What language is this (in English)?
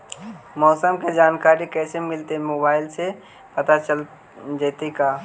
Magahi